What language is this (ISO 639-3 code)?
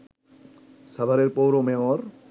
ben